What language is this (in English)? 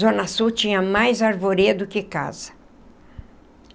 Portuguese